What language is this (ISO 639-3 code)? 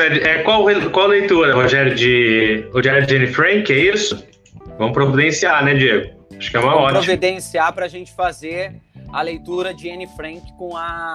por